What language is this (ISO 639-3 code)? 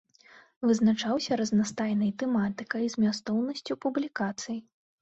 bel